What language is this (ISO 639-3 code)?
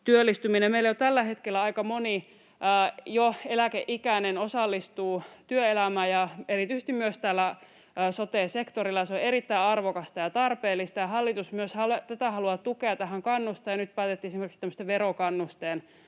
fin